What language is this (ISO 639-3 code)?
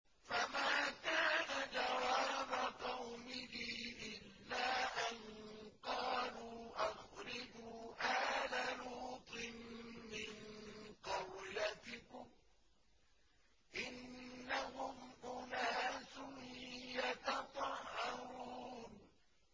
ara